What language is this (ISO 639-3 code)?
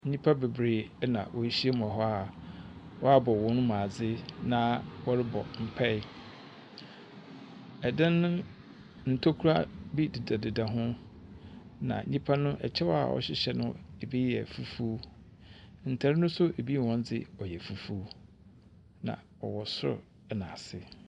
aka